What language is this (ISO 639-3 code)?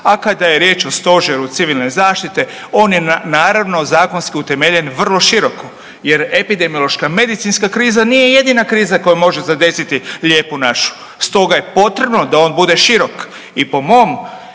hrv